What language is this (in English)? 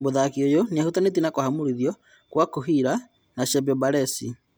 Kikuyu